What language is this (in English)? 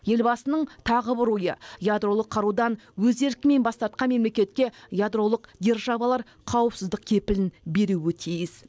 Kazakh